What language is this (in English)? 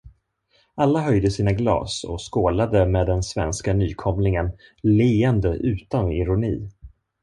Swedish